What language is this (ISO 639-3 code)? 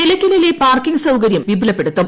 mal